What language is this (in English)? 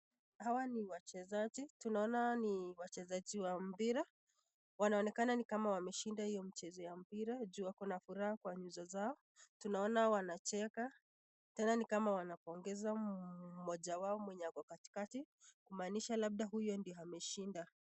Swahili